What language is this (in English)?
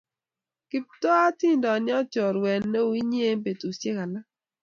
Kalenjin